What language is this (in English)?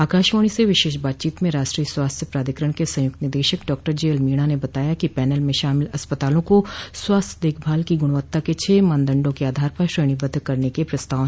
Hindi